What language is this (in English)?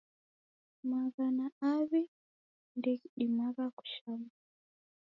Taita